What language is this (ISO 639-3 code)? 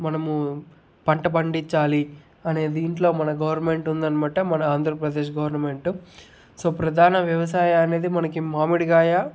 tel